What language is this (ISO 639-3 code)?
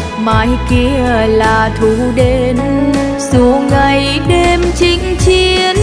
vie